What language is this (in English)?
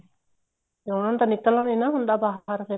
Punjabi